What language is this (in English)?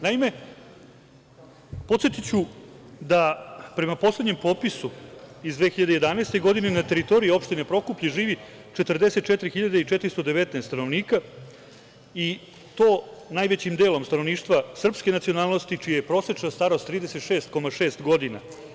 Serbian